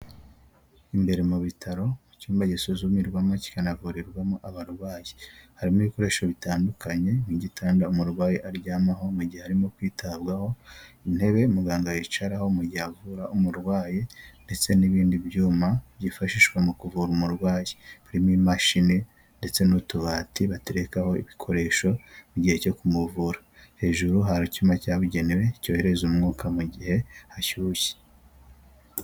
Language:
Kinyarwanda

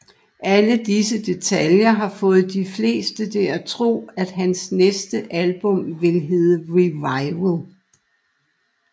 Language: Danish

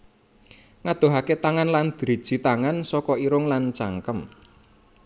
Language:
Javanese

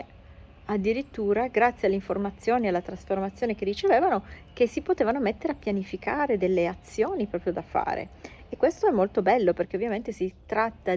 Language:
Italian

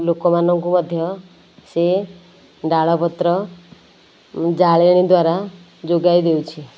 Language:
Odia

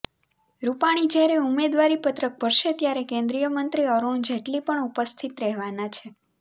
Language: Gujarati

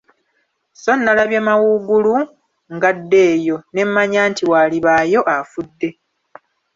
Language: Ganda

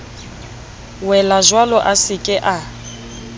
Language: Southern Sotho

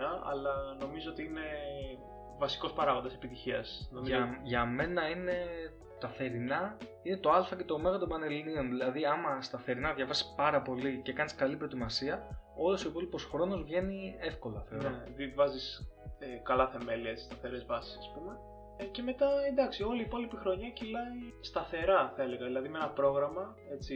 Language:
Greek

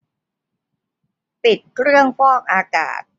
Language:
Thai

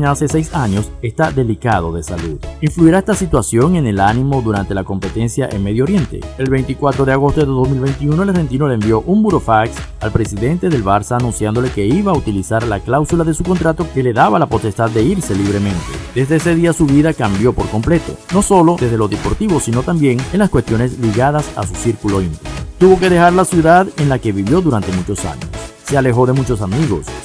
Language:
Spanish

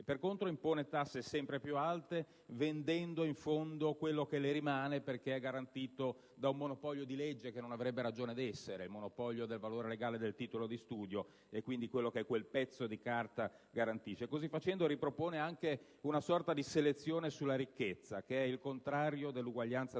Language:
Italian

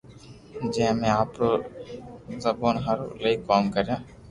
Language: Loarki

